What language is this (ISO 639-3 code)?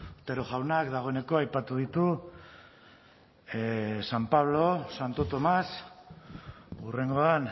eus